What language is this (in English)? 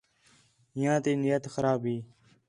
Khetrani